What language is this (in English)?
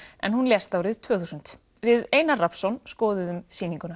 Icelandic